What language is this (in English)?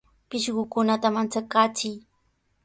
Sihuas Ancash Quechua